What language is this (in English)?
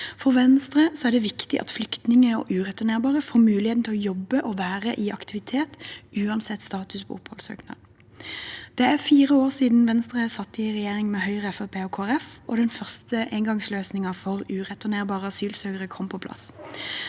Norwegian